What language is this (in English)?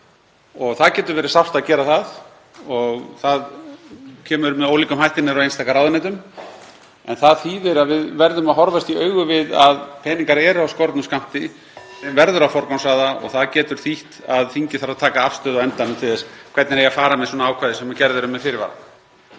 Icelandic